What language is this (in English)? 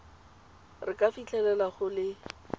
Tswana